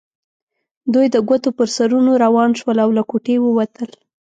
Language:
Pashto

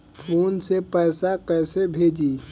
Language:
Bhojpuri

